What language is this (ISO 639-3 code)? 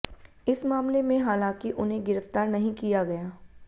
hin